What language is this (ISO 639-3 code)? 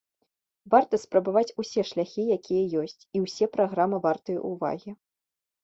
bel